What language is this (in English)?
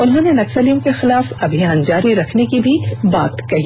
Hindi